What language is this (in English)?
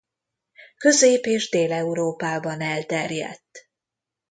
Hungarian